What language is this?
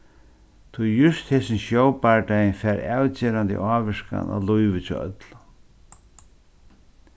Faroese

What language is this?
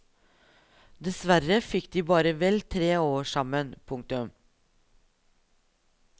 Norwegian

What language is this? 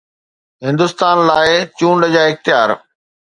Sindhi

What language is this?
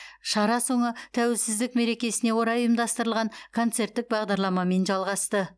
Kazakh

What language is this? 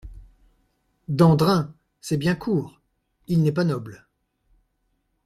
French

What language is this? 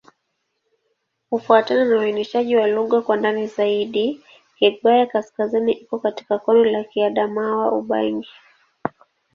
Swahili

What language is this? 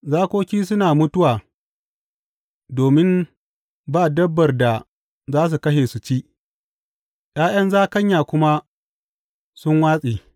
Hausa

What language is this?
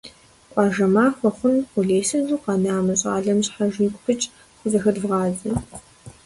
Kabardian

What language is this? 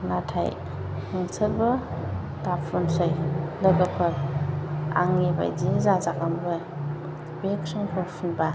Bodo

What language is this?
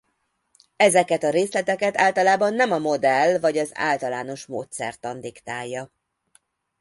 Hungarian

